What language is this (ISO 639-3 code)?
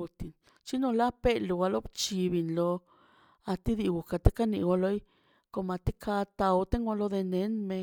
zpy